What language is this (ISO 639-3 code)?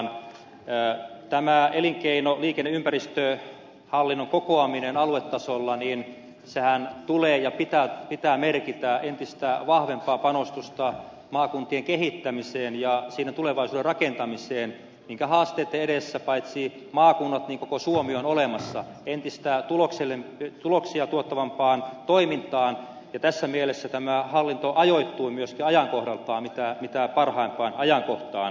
fin